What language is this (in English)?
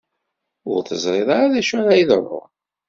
Kabyle